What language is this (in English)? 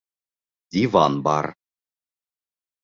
Bashkir